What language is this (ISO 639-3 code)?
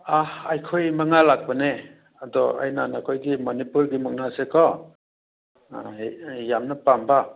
mni